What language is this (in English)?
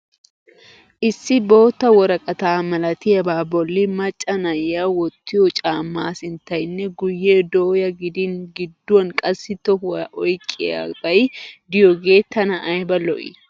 Wolaytta